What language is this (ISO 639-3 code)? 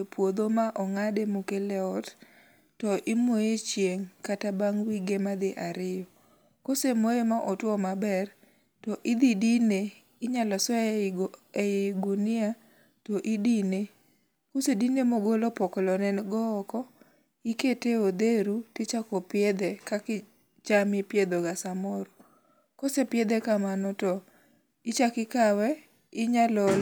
luo